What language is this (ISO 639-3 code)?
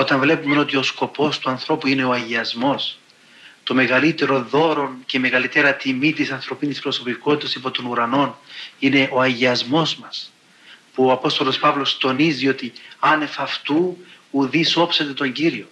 ell